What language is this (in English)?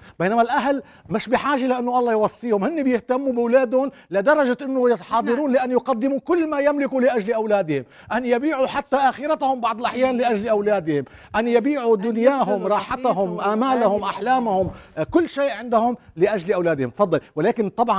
Arabic